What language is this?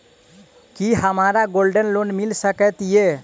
Maithili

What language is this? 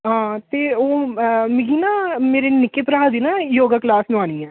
Dogri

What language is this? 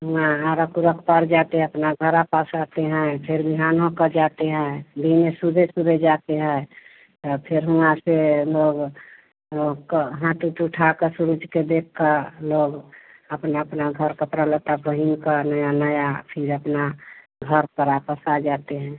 Hindi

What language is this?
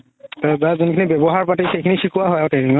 Assamese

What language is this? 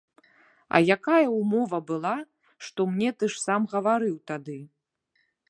Belarusian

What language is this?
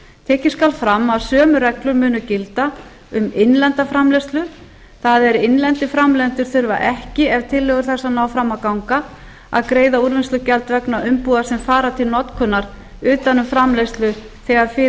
Icelandic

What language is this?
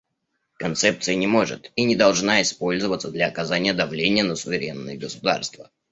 Russian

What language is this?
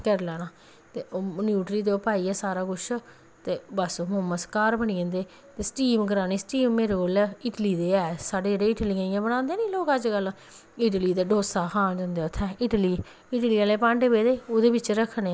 Dogri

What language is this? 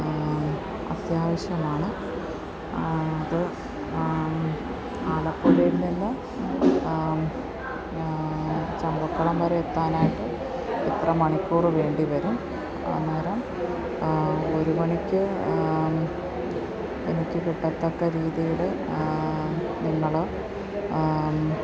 Malayalam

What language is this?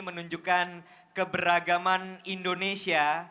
Indonesian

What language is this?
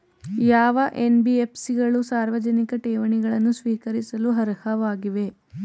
Kannada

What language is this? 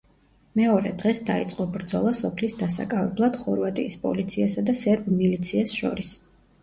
Georgian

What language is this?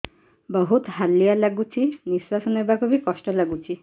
Odia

